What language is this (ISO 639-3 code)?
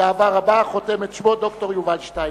heb